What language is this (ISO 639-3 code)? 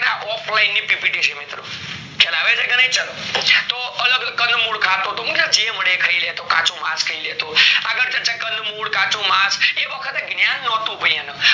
guj